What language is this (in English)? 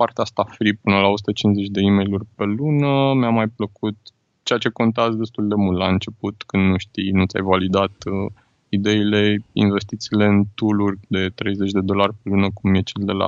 Romanian